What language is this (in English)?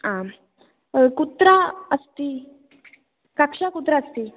Sanskrit